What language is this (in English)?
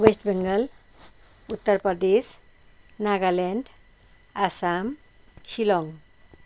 Nepali